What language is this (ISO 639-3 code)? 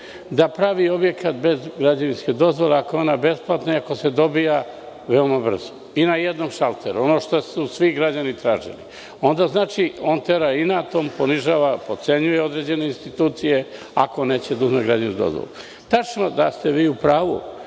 srp